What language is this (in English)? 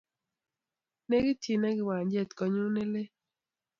Kalenjin